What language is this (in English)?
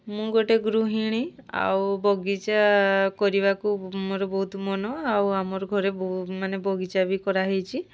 Odia